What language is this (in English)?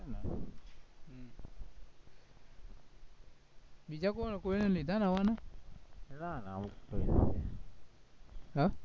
Gujarati